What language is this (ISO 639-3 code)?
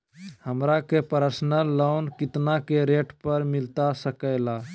mag